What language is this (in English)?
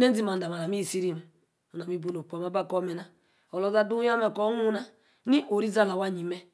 Yace